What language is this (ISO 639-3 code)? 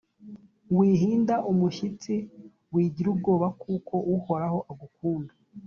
kin